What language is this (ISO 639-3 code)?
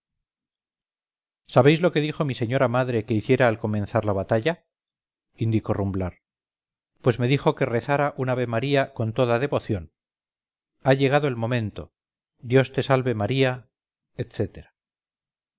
spa